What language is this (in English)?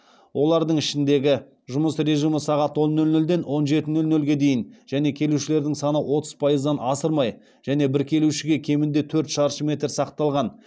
Kazakh